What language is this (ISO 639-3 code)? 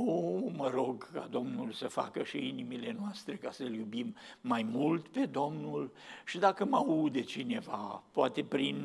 ron